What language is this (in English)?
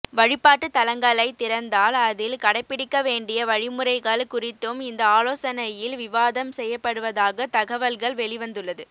Tamil